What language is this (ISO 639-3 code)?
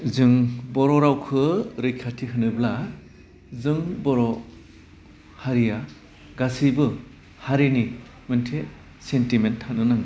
brx